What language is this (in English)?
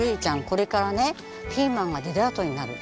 Japanese